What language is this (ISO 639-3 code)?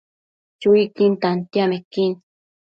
mcf